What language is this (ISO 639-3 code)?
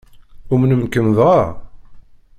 kab